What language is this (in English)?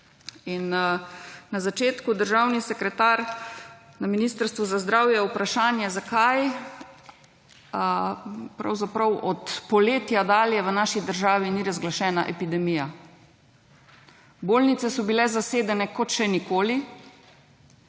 Slovenian